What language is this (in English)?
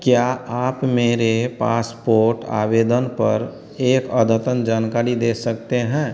Hindi